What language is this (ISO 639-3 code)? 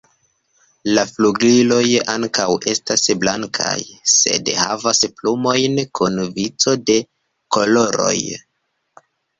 epo